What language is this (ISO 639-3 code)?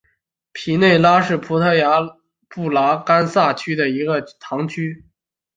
zho